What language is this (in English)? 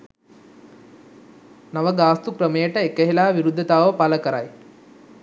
Sinhala